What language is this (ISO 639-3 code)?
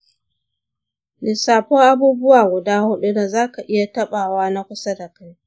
hau